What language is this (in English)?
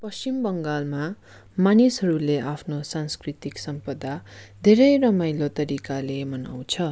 Nepali